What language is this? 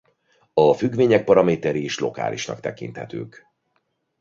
Hungarian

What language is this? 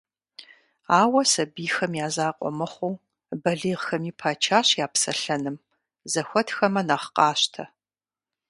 Kabardian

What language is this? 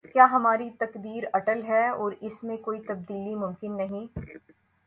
Urdu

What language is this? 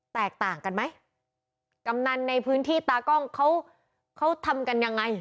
Thai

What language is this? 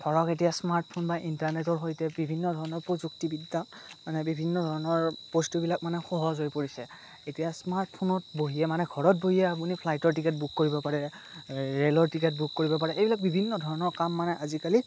Assamese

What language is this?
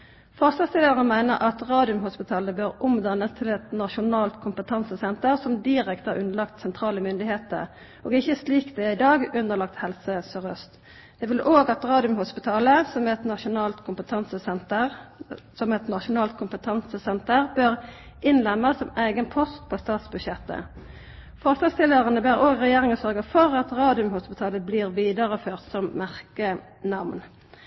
Norwegian Nynorsk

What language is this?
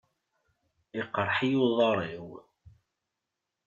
Kabyle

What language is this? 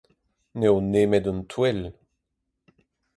Breton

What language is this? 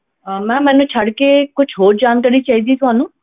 Punjabi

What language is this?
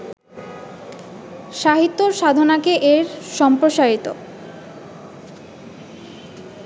Bangla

